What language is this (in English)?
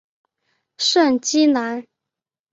Chinese